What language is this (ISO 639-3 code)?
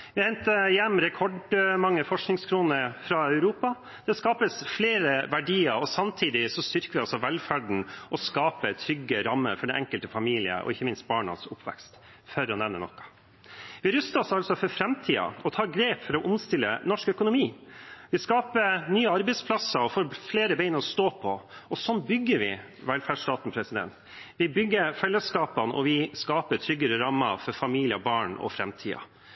nob